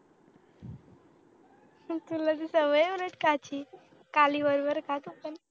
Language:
Marathi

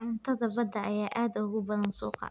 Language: Somali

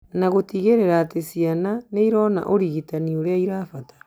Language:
Kikuyu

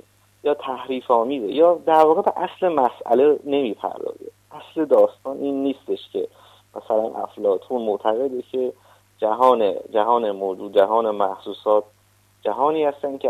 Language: Persian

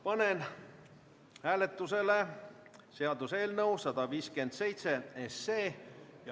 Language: Estonian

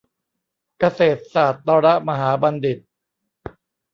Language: Thai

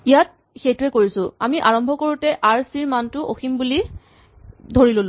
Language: Assamese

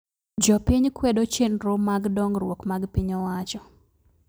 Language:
Luo (Kenya and Tanzania)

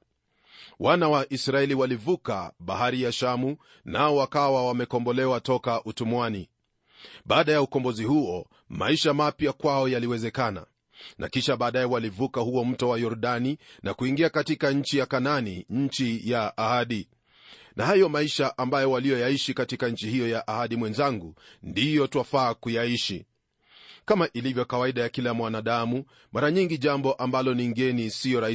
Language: Swahili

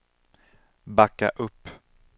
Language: Swedish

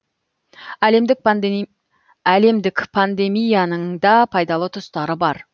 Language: Kazakh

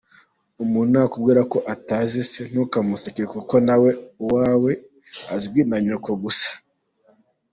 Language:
Kinyarwanda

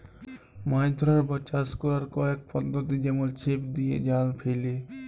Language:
Bangla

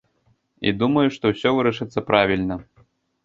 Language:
Belarusian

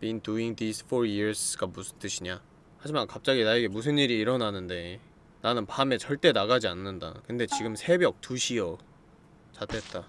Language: Korean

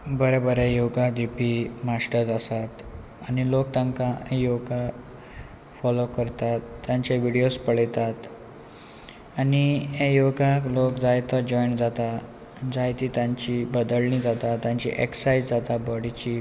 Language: Konkani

